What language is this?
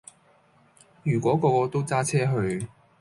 Cantonese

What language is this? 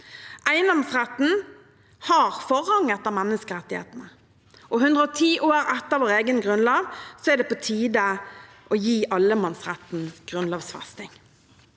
Norwegian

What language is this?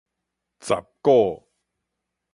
Min Nan Chinese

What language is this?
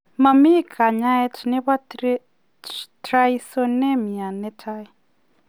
Kalenjin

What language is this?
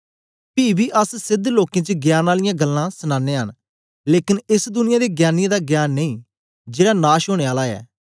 Dogri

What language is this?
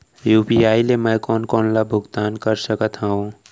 Chhattisgarhi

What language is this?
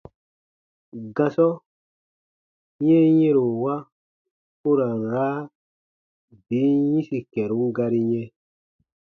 Baatonum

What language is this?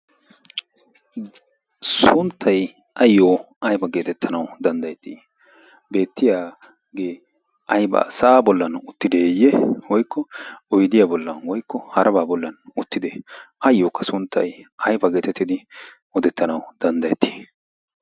Wolaytta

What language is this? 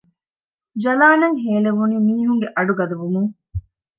Divehi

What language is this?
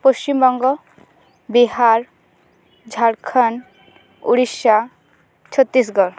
Santali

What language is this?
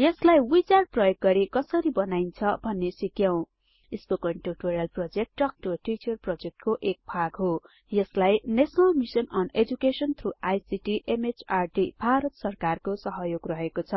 Nepali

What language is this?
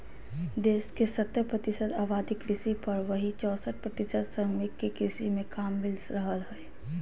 Magahi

